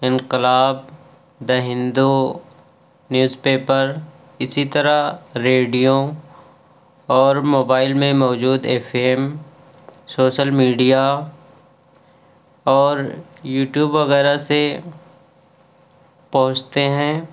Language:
Urdu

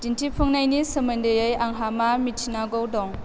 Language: Bodo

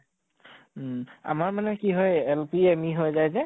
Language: Assamese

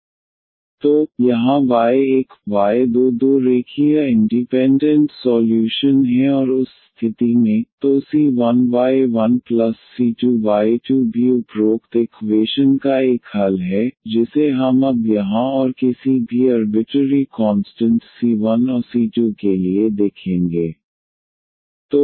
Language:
Hindi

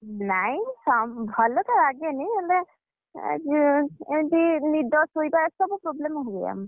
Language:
Odia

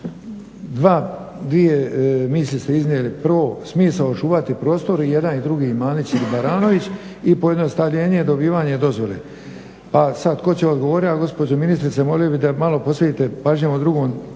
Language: Croatian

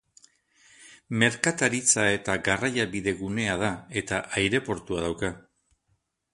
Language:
Basque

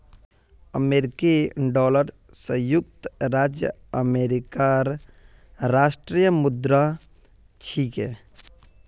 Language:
Magahi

